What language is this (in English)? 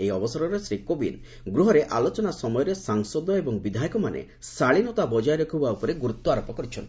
Odia